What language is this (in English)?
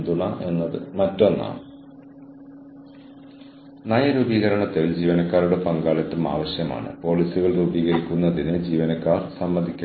Malayalam